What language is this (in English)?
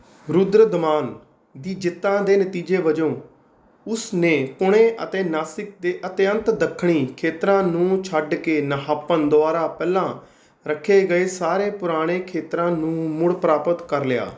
Punjabi